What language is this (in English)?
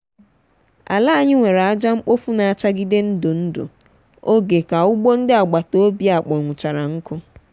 Igbo